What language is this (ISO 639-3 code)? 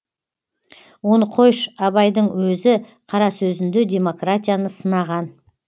kaz